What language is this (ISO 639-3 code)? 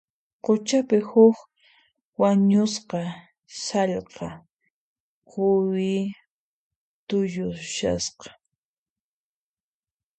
qxp